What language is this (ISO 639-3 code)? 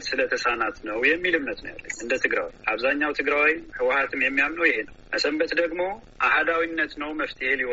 amh